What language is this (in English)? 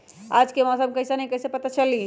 Magahi